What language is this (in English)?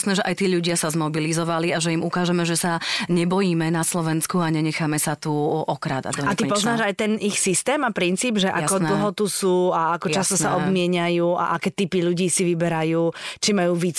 Slovak